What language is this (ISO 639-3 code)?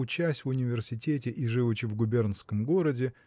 rus